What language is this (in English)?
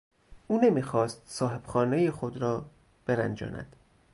Persian